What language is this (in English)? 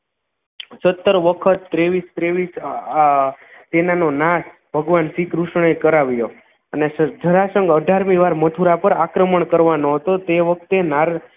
Gujarati